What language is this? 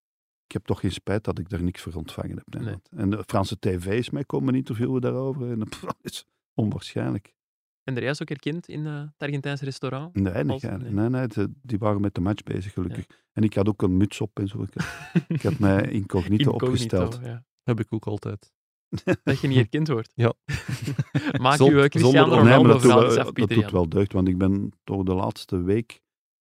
Dutch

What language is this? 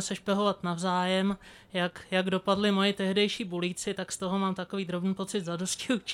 Czech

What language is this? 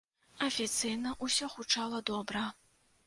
Belarusian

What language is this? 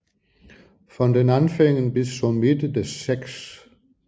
Danish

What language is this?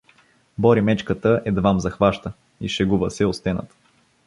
Bulgarian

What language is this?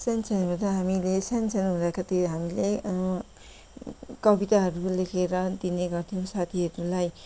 Nepali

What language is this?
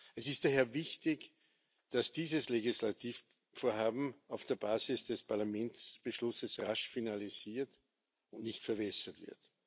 German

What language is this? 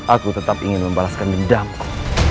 Indonesian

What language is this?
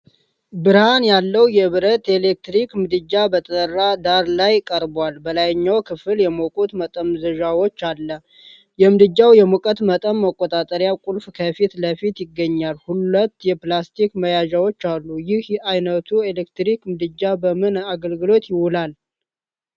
Amharic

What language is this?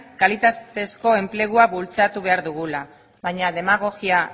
Basque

